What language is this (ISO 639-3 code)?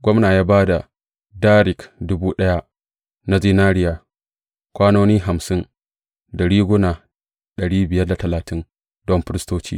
hau